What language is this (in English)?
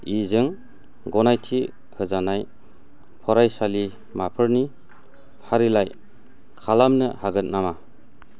Bodo